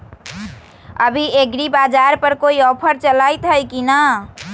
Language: Magahi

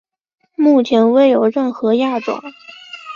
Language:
Chinese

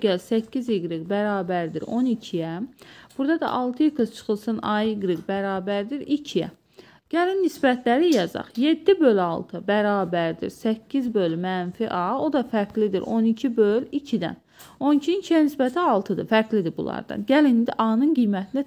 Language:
Turkish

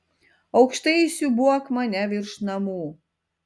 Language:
Lithuanian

